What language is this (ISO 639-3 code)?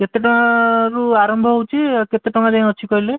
ori